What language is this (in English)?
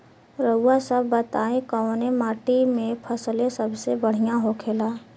Bhojpuri